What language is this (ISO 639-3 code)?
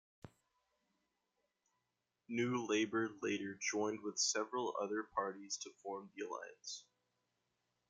eng